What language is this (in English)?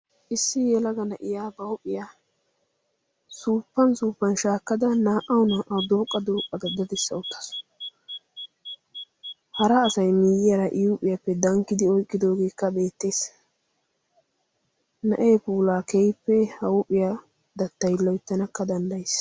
Wolaytta